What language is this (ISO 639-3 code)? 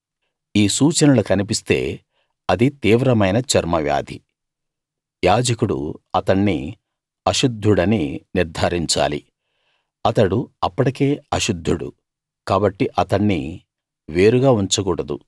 tel